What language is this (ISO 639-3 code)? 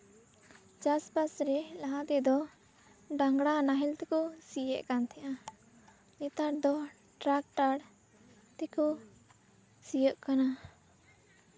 sat